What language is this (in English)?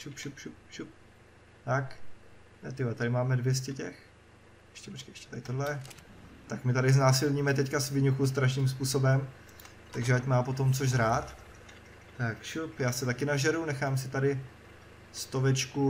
Czech